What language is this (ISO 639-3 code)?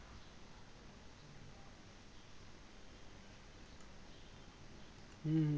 ben